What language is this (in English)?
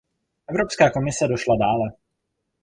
Czech